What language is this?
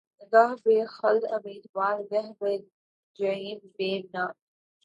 Urdu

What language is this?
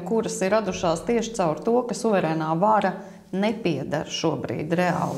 Latvian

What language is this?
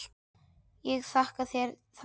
Icelandic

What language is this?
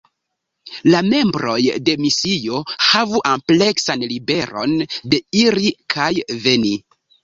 Esperanto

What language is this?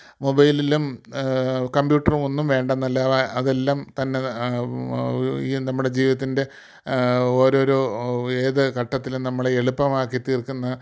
Malayalam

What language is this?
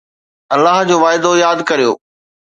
Sindhi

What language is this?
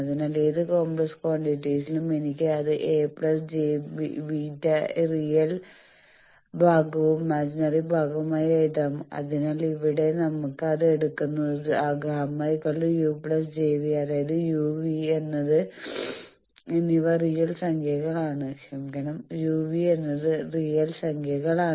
Malayalam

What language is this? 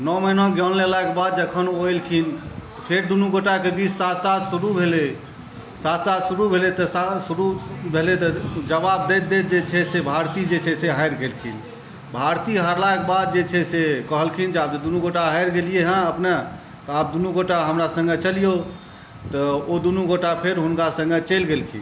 Maithili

